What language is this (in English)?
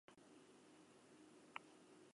Basque